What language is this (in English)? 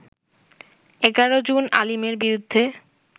Bangla